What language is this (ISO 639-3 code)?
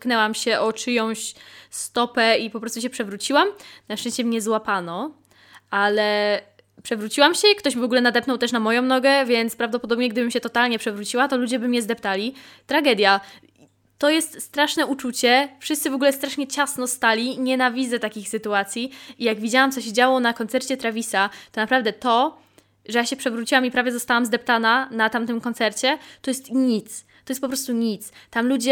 pol